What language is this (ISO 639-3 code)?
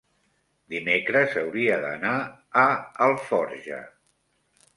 cat